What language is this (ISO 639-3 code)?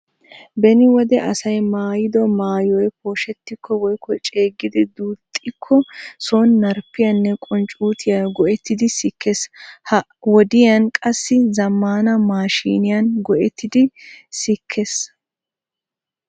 wal